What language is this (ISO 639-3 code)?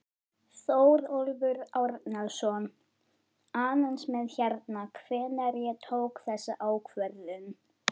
isl